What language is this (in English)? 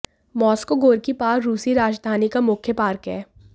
Hindi